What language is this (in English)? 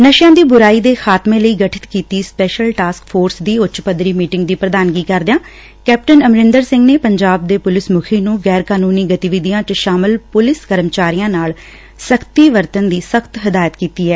Punjabi